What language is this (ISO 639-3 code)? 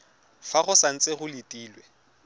tsn